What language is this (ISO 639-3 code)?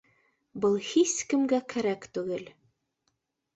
bak